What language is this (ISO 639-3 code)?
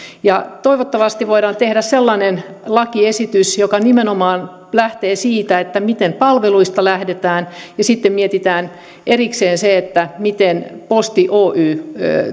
fin